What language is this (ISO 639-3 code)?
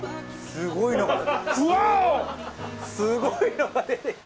jpn